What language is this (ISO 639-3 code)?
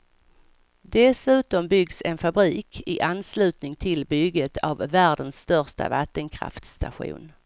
swe